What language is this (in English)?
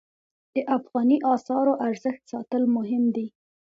Pashto